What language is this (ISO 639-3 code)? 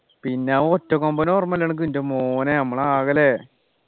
mal